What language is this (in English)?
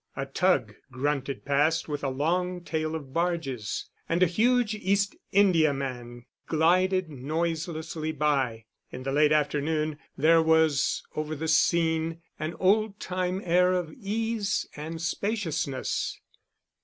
English